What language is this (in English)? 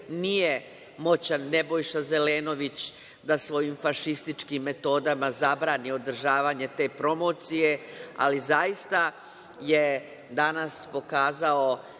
Serbian